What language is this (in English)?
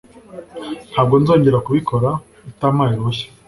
Kinyarwanda